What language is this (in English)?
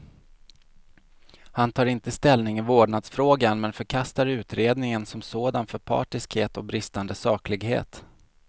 Swedish